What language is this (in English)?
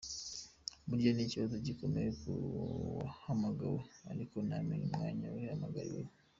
Kinyarwanda